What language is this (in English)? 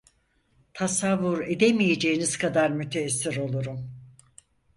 Turkish